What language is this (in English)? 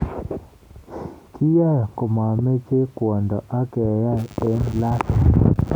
Kalenjin